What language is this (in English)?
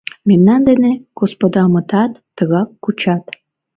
Mari